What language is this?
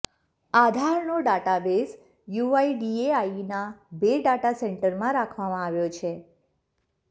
Gujarati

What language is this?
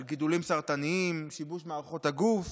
Hebrew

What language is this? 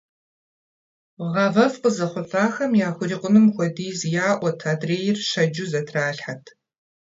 Kabardian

